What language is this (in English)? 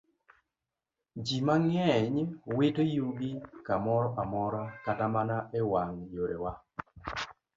Luo (Kenya and Tanzania)